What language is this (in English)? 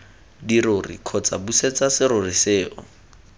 Tswana